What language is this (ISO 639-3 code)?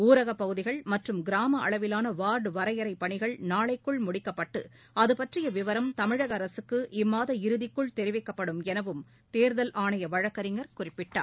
tam